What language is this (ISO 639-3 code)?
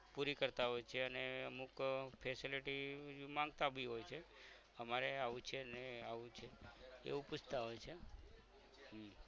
guj